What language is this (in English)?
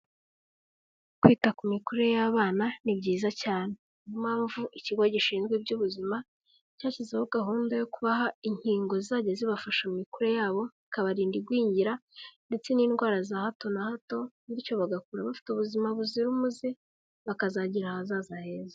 Kinyarwanda